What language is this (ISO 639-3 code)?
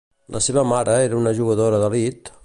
cat